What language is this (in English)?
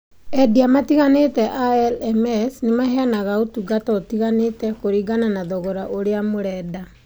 Kikuyu